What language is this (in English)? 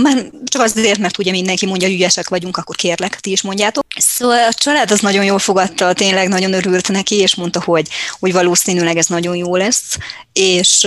Hungarian